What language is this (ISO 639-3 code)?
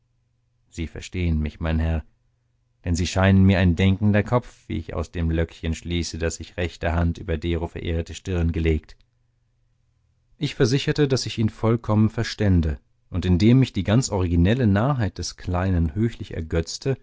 deu